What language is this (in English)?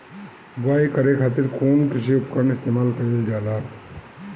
Bhojpuri